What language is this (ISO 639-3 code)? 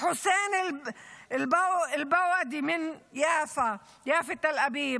heb